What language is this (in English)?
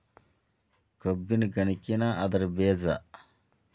Kannada